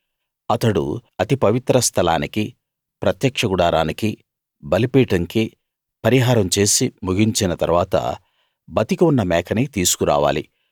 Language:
Telugu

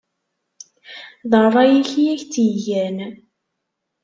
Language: Kabyle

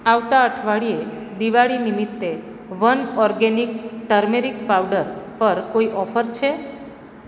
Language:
Gujarati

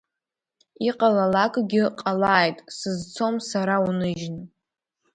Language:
Abkhazian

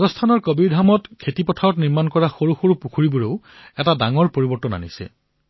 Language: Assamese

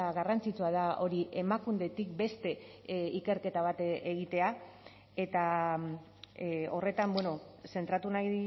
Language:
Basque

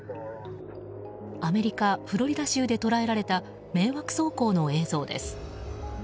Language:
Japanese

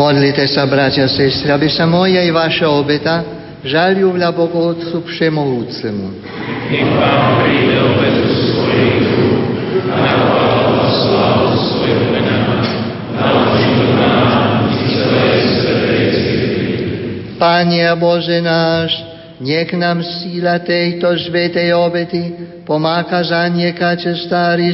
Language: Slovak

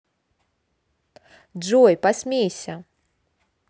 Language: Russian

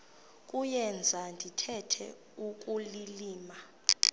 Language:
Xhosa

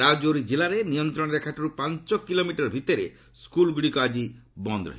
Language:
Odia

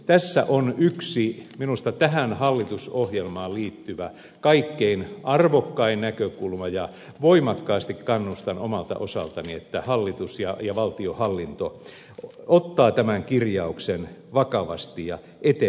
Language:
Finnish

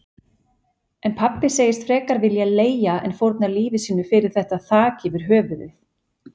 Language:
Icelandic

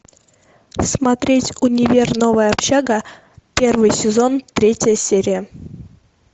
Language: Russian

